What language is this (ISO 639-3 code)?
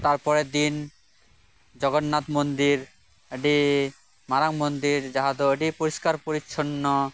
sat